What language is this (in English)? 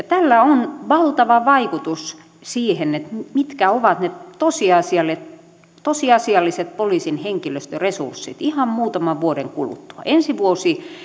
Finnish